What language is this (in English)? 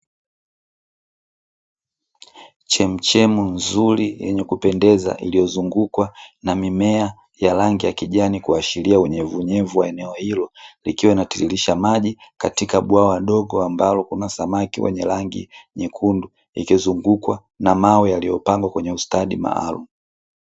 Swahili